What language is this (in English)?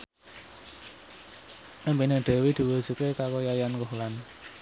Javanese